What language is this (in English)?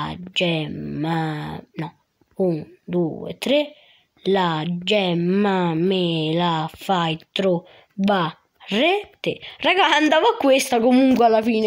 Italian